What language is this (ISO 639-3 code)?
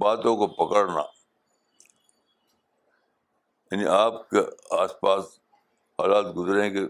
urd